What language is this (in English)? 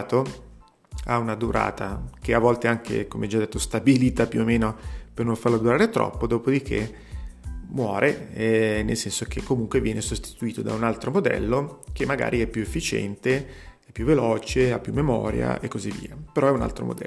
Italian